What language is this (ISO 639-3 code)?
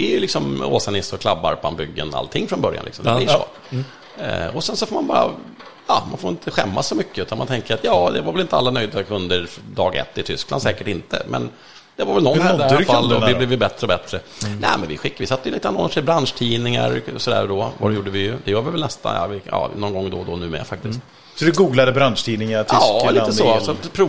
swe